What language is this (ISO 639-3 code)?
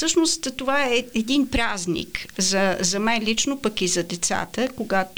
bul